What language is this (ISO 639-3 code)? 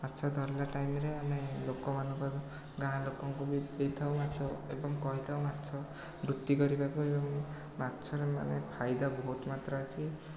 ori